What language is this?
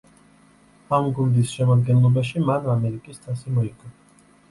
Georgian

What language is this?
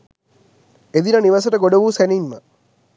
Sinhala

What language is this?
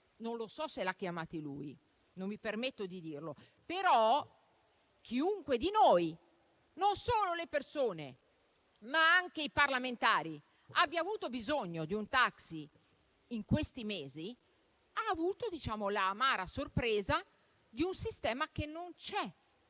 Italian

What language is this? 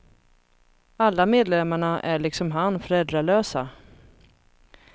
Swedish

